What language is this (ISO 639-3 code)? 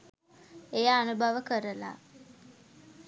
sin